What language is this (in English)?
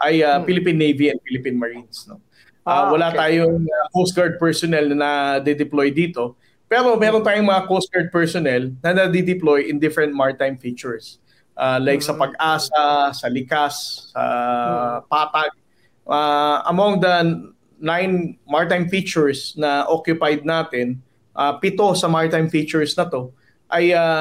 Filipino